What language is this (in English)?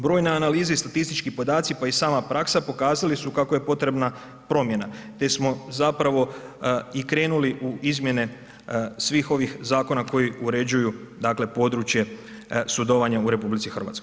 Croatian